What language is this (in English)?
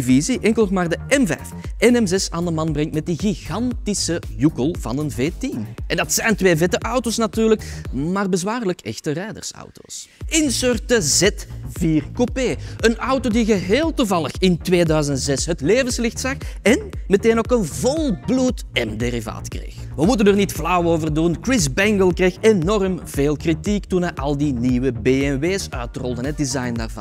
Dutch